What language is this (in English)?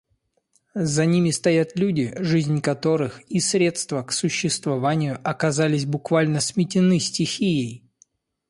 Russian